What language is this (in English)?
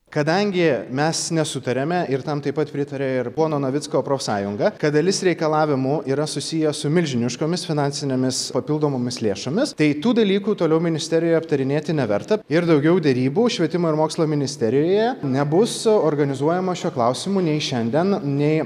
Lithuanian